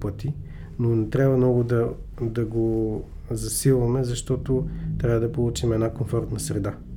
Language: Bulgarian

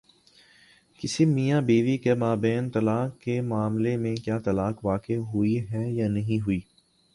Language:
Urdu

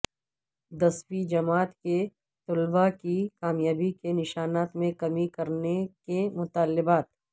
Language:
Urdu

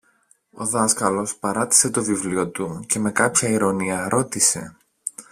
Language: Greek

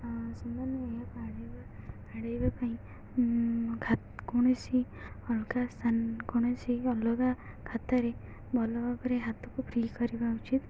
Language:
Odia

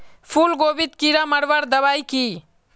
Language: Magahi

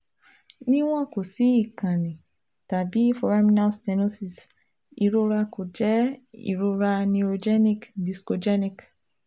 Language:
Yoruba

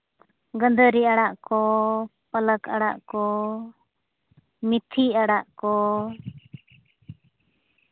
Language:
Santali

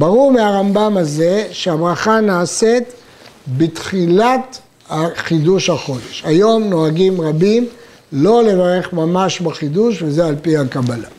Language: Hebrew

